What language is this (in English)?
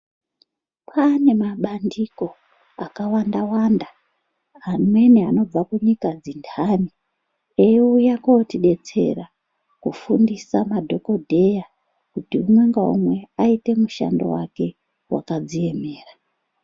Ndau